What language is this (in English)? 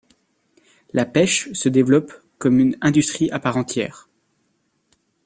French